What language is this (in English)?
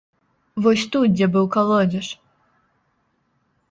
Belarusian